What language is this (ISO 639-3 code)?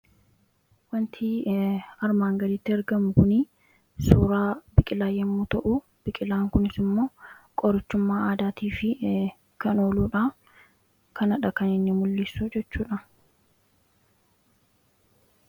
orm